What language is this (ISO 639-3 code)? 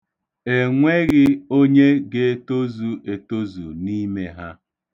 ibo